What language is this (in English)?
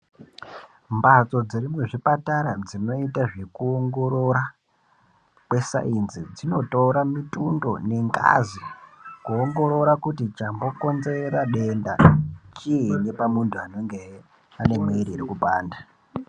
Ndau